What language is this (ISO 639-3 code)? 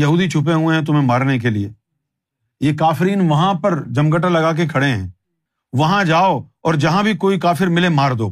urd